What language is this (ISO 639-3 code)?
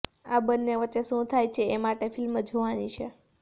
guj